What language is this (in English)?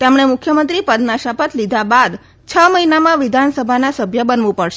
Gujarati